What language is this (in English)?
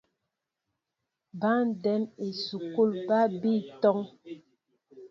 Mbo (Cameroon)